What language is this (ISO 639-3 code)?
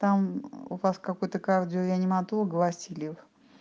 rus